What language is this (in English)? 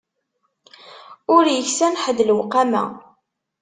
Kabyle